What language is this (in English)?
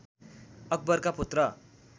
Nepali